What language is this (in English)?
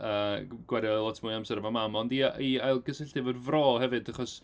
Welsh